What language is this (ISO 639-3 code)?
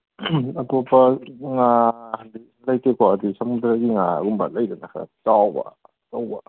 mni